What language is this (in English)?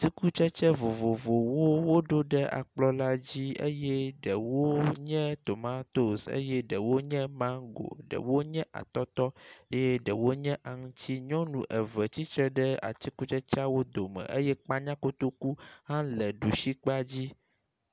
Ewe